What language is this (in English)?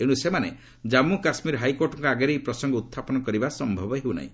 Odia